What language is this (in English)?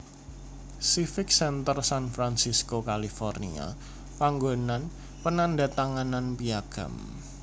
Javanese